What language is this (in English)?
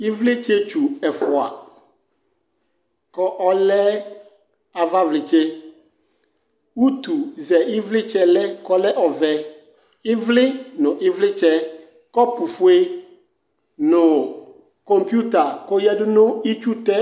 Ikposo